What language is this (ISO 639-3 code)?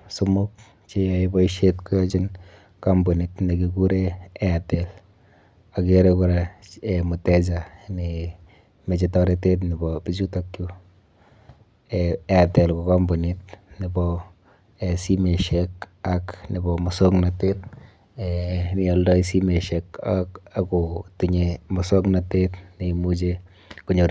kln